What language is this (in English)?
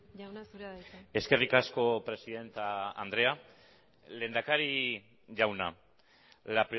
Basque